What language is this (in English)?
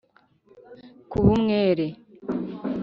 Kinyarwanda